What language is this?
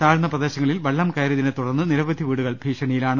Malayalam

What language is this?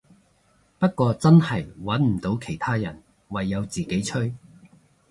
Cantonese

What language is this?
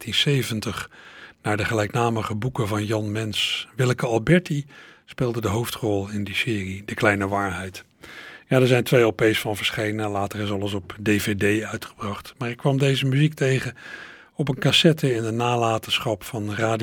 Dutch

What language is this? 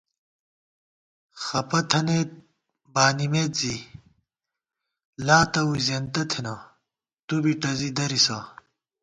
Gawar-Bati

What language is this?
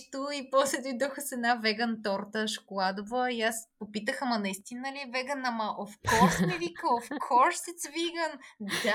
Bulgarian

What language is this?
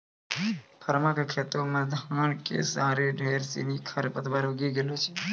Maithili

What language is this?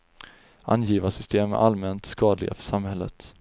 Swedish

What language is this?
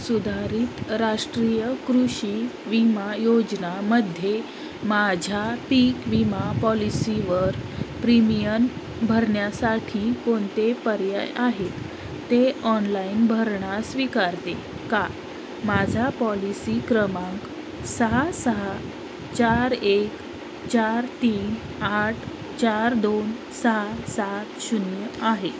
Marathi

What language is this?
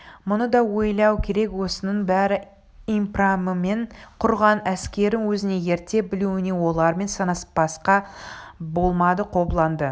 Kazakh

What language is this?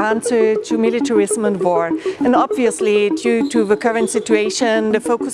English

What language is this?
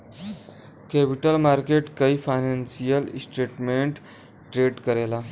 Bhojpuri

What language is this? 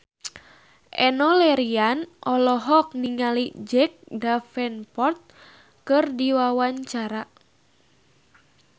Sundanese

